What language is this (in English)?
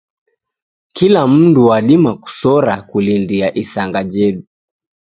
Taita